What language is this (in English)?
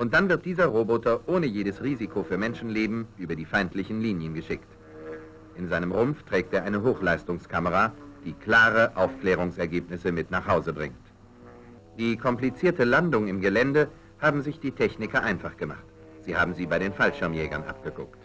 German